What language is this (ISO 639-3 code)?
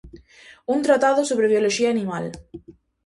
glg